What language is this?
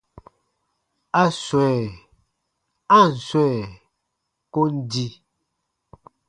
Baatonum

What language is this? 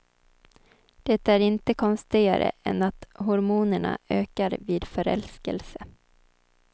Swedish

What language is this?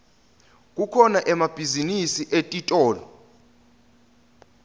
Swati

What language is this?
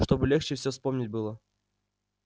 Russian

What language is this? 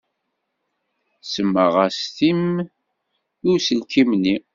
Kabyle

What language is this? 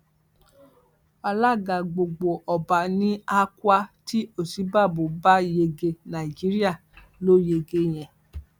Yoruba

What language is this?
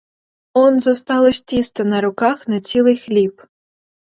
Ukrainian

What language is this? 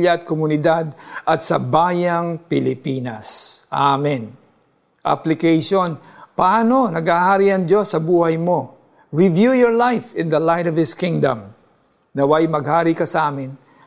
Filipino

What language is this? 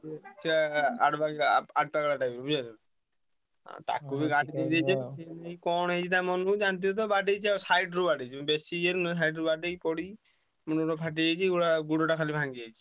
Odia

